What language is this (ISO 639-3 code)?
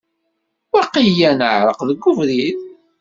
kab